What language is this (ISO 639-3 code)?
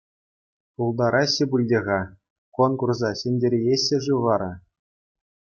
chv